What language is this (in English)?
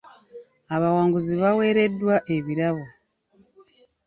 Ganda